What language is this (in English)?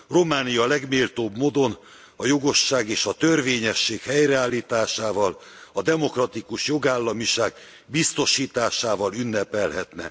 Hungarian